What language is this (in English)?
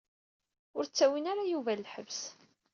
Kabyle